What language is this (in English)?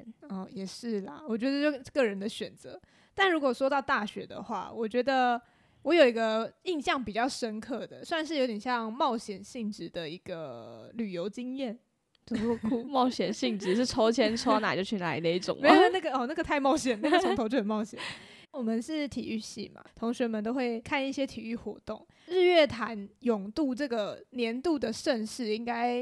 Chinese